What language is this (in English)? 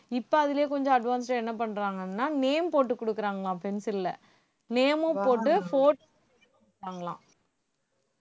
Tamil